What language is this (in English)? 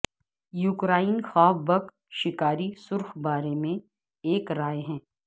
Urdu